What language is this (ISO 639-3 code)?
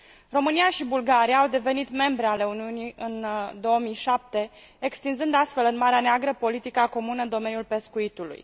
ron